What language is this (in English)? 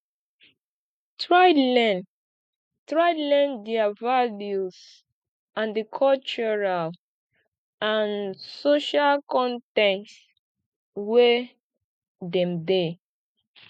Nigerian Pidgin